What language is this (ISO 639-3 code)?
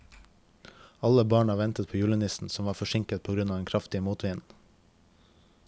nor